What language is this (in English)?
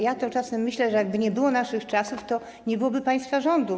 Polish